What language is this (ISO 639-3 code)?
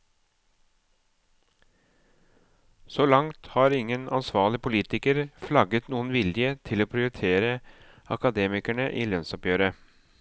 nor